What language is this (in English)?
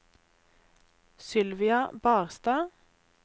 Norwegian